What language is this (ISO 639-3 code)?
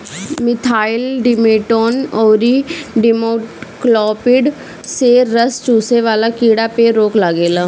bho